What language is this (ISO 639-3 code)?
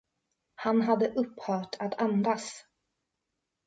swe